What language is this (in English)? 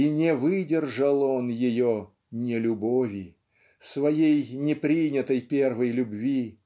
Russian